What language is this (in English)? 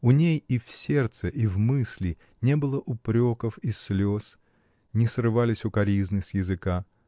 Russian